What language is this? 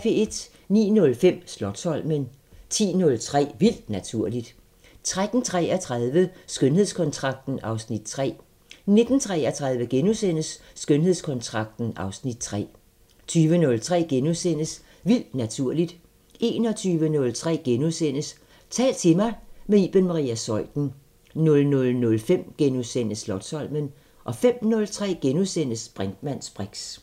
Danish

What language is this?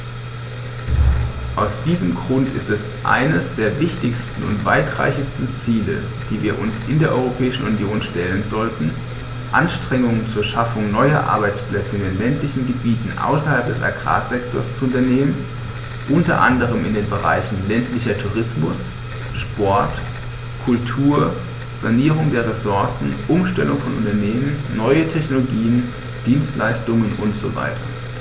German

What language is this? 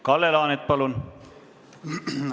Estonian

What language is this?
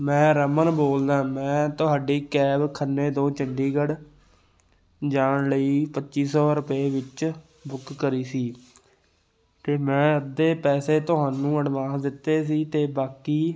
Punjabi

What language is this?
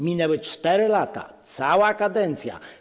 Polish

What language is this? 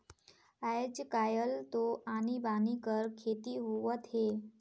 Chhattisgarhi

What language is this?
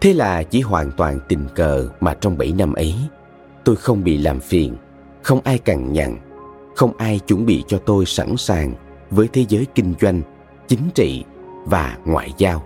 Vietnamese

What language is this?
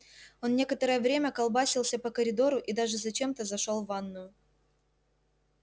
Russian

